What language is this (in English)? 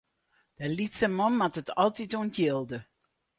Western Frisian